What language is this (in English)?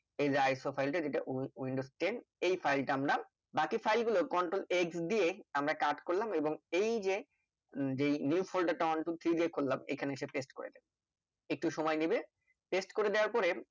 Bangla